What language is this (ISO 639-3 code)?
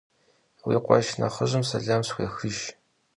kbd